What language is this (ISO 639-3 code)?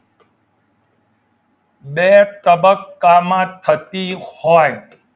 guj